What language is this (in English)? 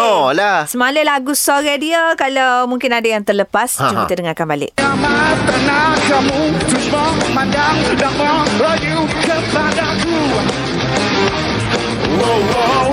Malay